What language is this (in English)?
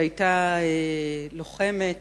Hebrew